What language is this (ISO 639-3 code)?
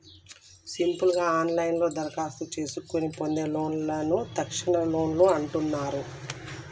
tel